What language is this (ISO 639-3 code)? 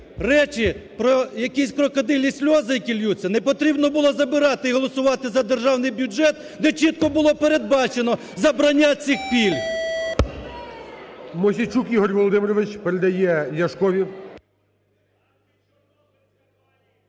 ukr